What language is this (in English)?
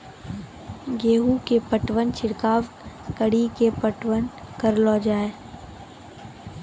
Maithili